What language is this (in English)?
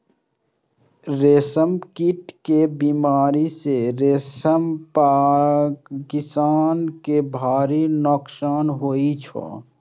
Maithili